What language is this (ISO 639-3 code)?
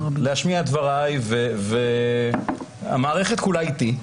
heb